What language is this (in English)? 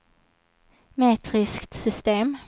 Swedish